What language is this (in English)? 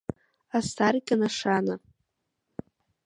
Abkhazian